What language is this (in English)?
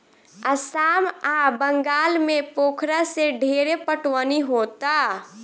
Bhojpuri